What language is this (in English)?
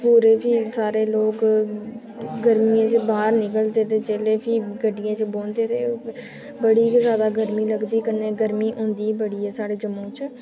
Dogri